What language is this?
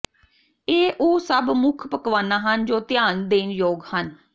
Punjabi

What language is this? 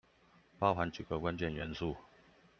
Chinese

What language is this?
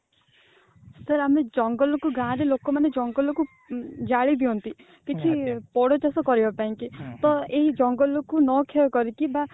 Odia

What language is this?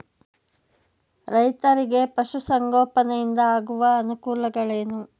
Kannada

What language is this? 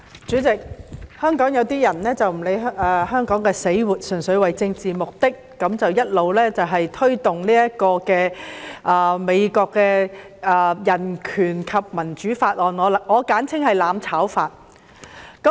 Cantonese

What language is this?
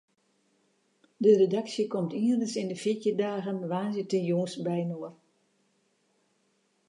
Western Frisian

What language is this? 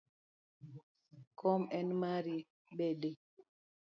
Luo (Kenya and Tanzania)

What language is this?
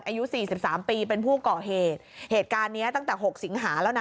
Thai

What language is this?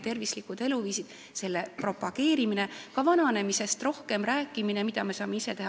Estonian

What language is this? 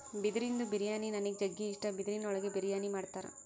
Kannada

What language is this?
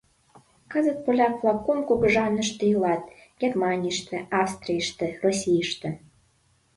Mari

